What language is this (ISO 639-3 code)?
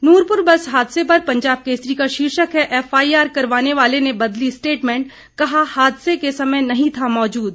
hin